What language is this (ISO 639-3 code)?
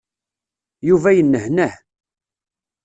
kab